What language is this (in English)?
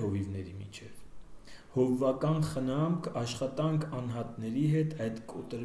Turkish